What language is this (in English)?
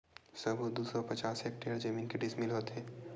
Chhattisgarhi